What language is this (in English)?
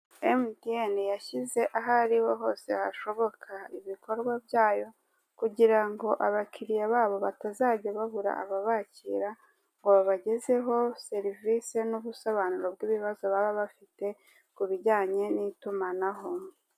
Kinyarwanda